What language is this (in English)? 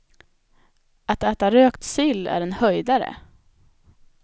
Swedish